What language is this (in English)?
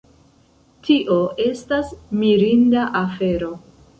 Esperanto